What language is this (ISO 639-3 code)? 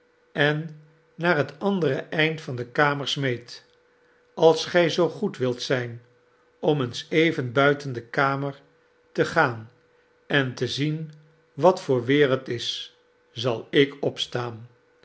nld